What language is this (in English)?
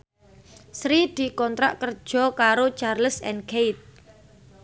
Javanese